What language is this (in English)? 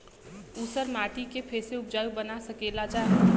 Bhojpuri